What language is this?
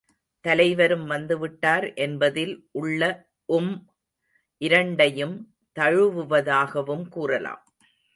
Tamil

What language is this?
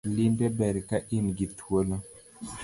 Luo (Kenya and Tanzania)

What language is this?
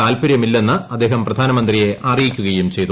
Malayalam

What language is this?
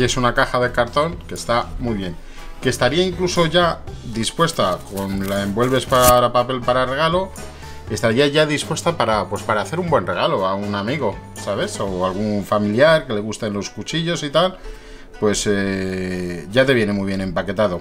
Spanish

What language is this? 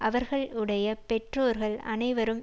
Tamil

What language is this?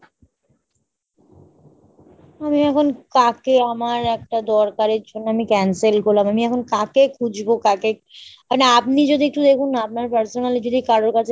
Bangla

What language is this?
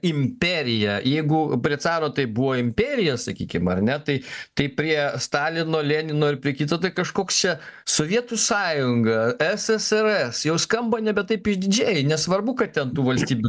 Lithuanian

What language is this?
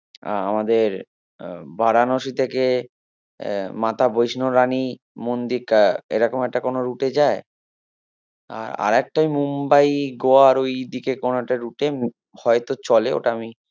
Bangla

